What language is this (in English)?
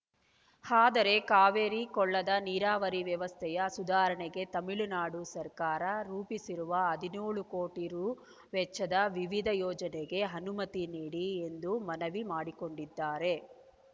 Kannada